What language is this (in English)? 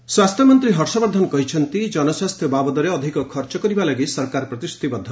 Odia